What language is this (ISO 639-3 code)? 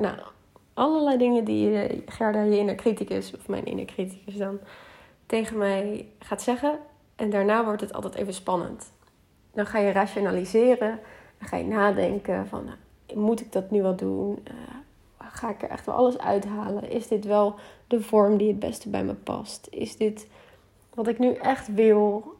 nld